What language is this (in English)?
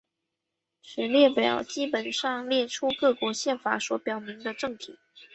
Chinese